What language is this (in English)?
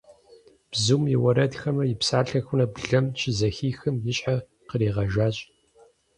Kabardian